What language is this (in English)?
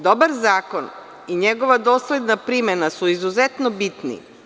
Serbian